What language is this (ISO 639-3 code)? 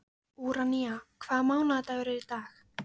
isl